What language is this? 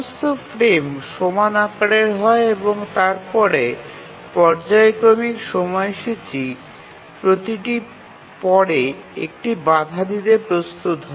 Bangla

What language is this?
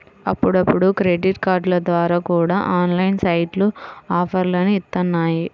Telugu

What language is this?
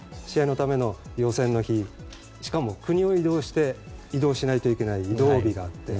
Japanese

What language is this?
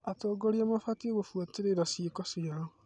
Kikuyu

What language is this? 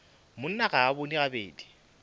Northern Sotho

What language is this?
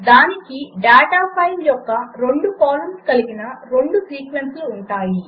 Telugu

